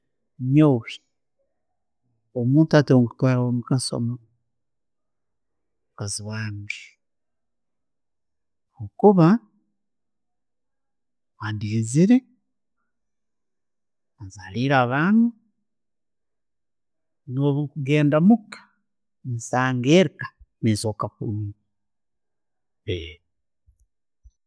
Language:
Tooro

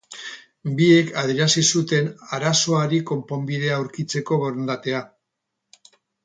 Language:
Basque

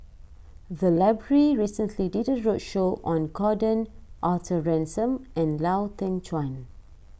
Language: English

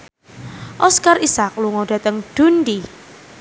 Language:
Javanese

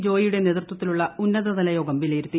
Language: Malayalam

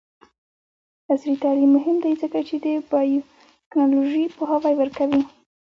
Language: Pashto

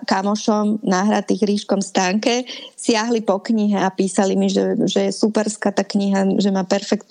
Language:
Slovak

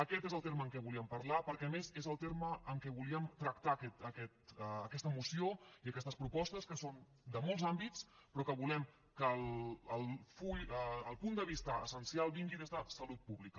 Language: Catalan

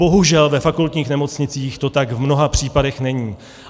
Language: Czech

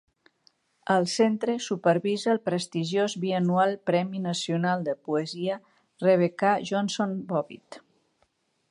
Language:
Catalan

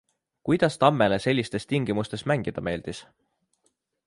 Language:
Estonian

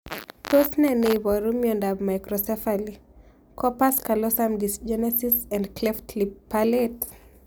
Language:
Kalenjin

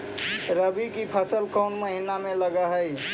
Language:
Magahi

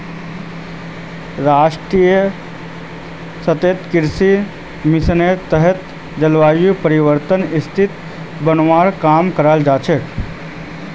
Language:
Magahi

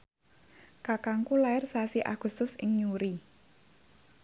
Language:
Javanese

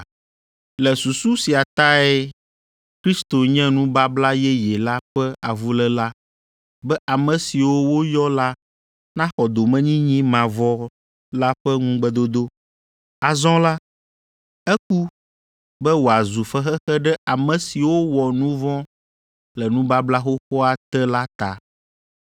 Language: Ewe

